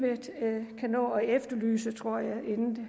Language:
Danish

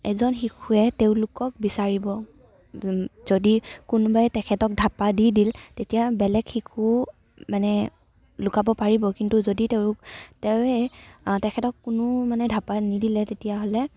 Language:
Assamese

